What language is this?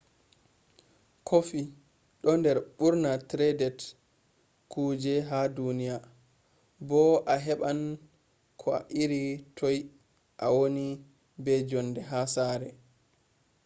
Fula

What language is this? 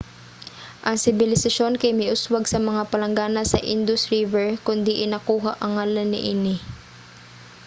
Cebuano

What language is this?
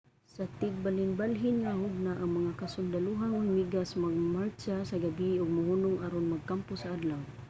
Cebuano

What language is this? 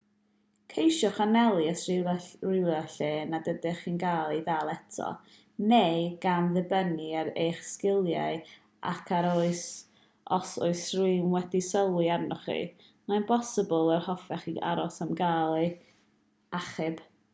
Welsh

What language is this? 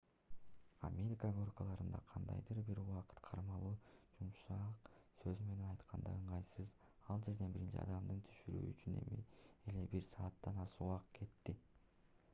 Kyrgyz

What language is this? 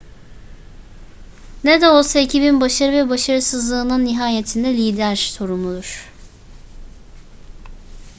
Turkish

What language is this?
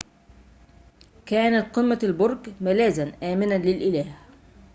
Arabic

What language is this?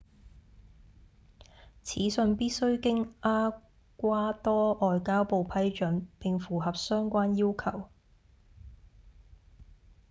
Cantonese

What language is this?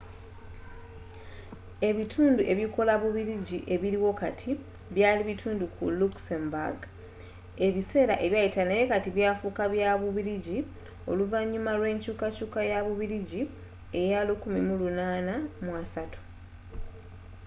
Ganda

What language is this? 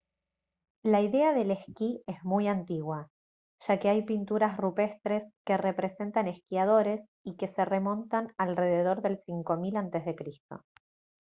Spanish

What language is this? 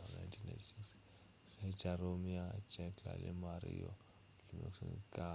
Northern Sotho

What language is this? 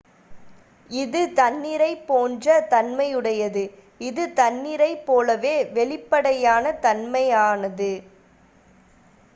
Tamil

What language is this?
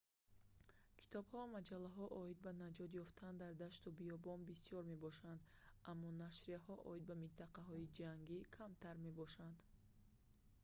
Tajik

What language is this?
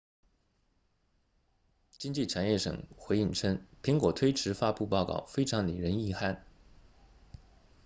Chinese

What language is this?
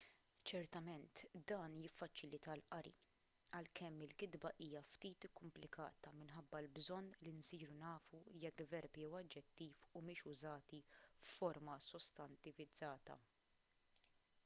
Maltese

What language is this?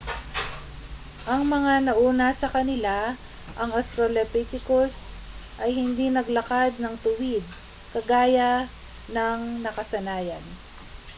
Filipino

